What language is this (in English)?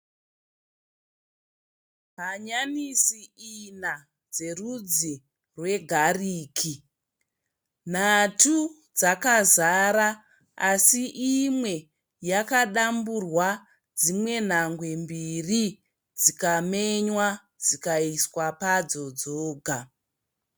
Shona